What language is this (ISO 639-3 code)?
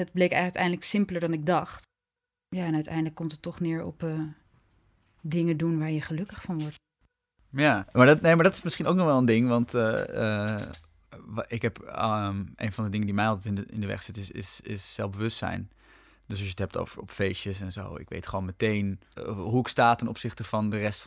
nld